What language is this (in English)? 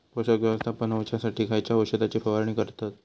Marathi